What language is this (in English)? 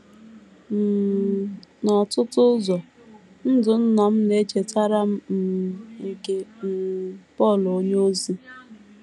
Igbo